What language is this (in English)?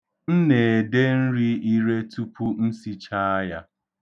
Igbo